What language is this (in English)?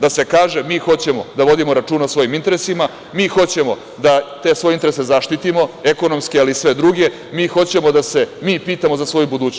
Serbian